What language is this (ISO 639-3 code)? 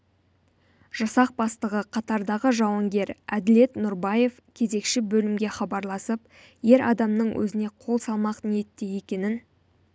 kaz